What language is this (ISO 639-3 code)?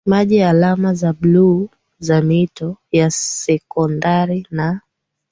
swa